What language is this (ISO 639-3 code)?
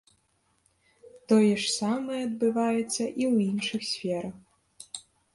bel